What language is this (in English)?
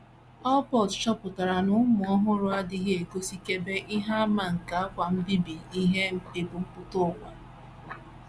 Igbo